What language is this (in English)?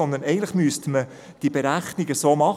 Swiss German